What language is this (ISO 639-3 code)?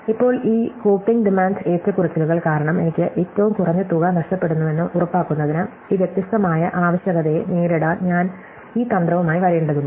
mal